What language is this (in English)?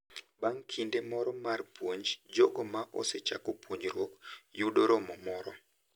Luo (Kenya and Tanzania)